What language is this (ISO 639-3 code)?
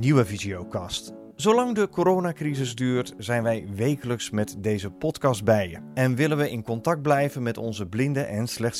nld